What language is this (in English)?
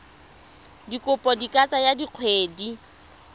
Tswana